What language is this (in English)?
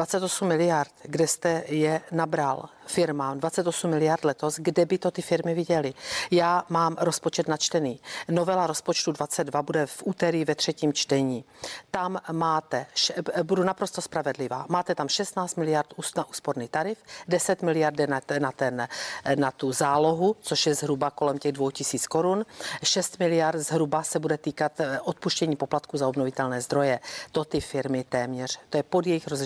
Czech